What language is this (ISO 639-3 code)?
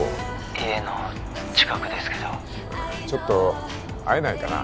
jpn